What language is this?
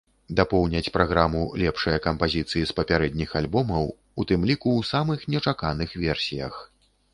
Belarusian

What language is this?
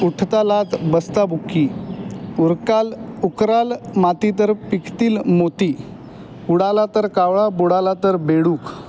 Marathi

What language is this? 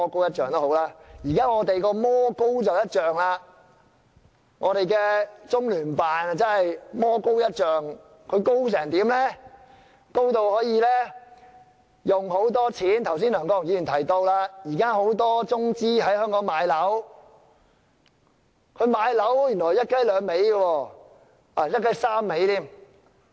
Cantonese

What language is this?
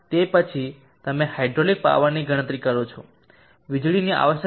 Gujarati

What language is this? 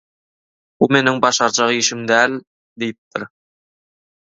Turkmen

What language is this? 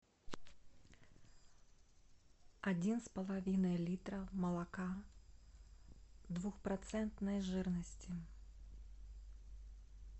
Russian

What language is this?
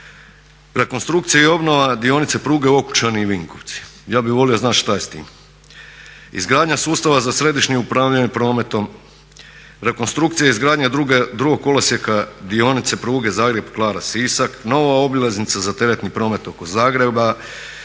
Croatian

